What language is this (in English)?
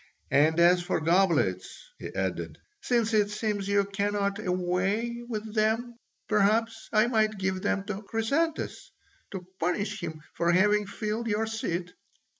English